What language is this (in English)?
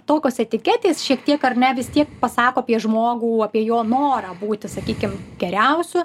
Lithuanian